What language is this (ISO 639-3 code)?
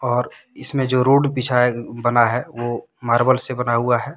hin